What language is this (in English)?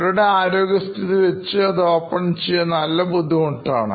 Malayalam